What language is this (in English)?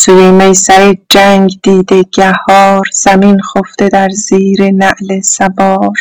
Persian